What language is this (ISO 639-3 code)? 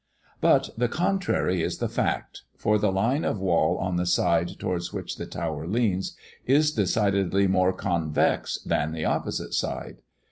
eng